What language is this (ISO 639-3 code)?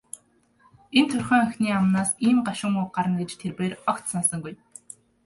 mon